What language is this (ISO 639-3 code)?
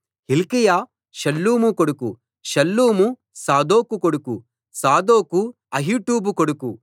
tel